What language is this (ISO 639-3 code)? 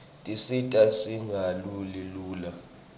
ssw